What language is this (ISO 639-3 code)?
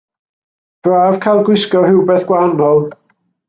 cym